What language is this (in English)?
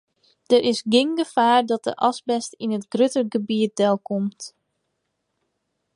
Western Frisian